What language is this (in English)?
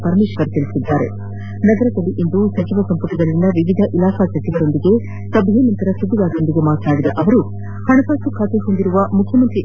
Kannada